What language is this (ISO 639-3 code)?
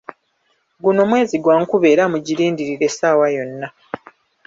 lug